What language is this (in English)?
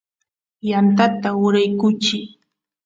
Santiago del Estero Quichua